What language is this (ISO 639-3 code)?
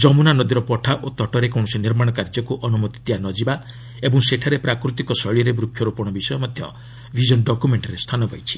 ori